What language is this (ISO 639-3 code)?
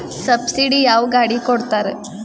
kan